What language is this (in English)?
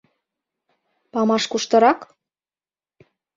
Mari